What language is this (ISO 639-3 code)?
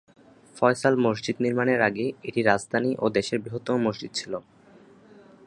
ben